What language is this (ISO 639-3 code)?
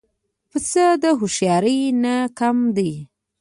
pus